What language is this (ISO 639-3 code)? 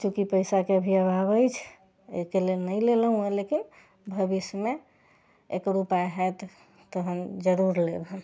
mai